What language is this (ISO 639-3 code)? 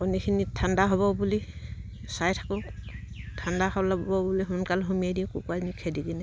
asm